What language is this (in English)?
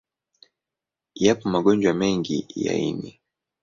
Swahili